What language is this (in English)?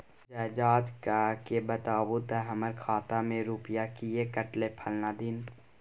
Maithili